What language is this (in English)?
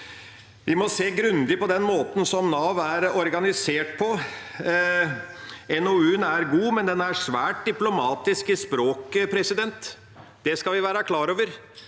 Norwegian